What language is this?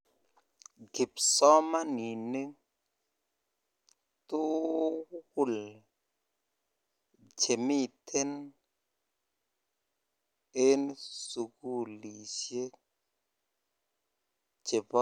Kalenjin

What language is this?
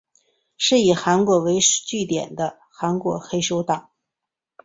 Chinese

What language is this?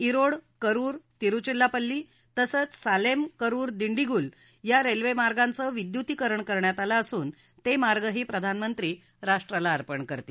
Marathi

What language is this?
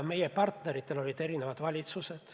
Estonian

